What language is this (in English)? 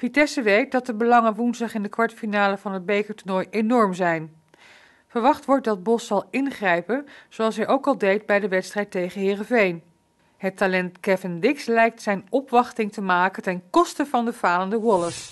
Dutch